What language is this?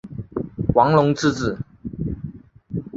Chinese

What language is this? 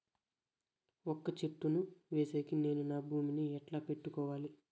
Telugu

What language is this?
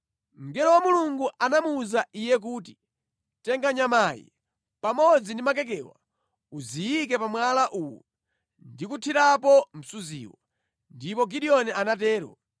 Nyanja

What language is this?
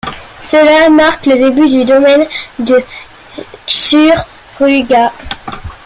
French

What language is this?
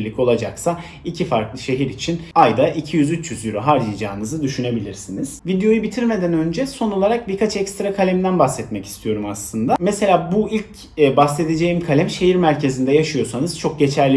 Turkish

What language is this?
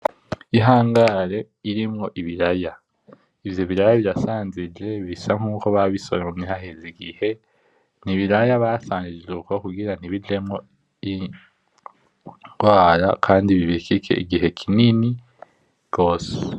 Rundi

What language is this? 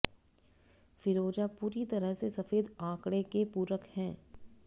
Hindi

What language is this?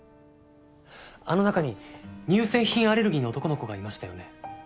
Japanese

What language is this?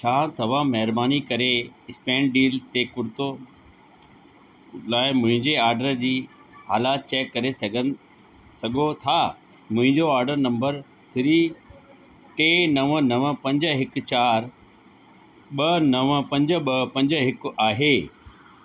Sindhi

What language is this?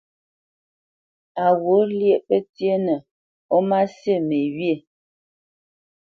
Bamenyam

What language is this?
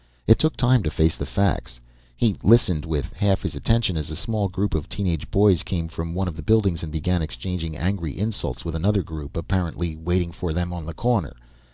English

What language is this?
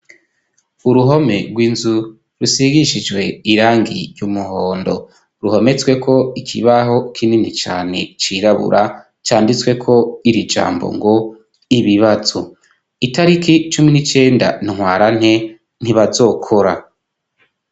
Rundi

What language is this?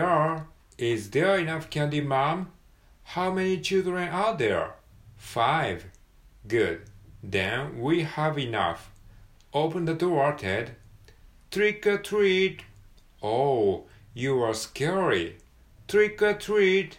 Japanese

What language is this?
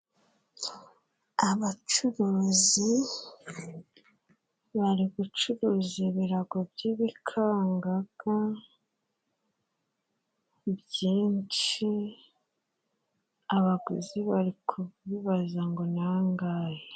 Kinyarwanda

